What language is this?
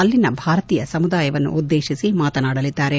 Kannada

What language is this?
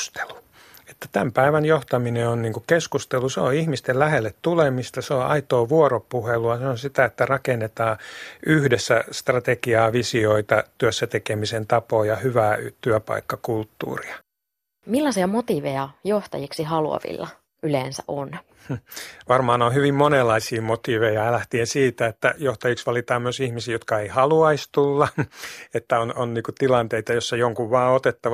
Finnish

